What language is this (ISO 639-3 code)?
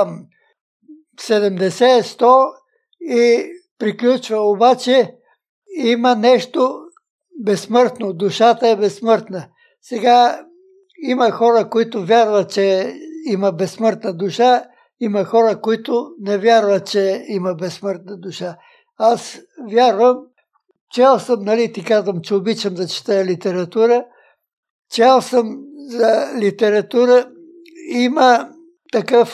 bul